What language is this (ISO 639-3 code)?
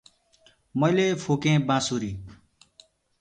nep